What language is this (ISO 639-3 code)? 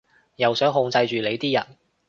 yue